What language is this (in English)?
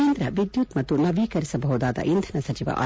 Kannada